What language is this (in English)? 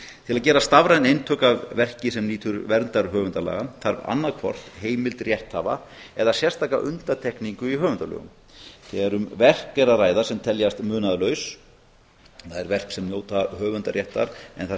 Icelandic